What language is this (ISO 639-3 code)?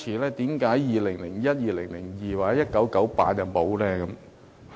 yue